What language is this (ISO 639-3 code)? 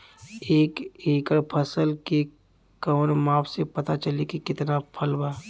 bho